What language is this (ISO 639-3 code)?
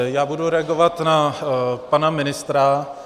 ces